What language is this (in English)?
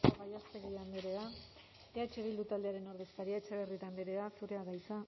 Basque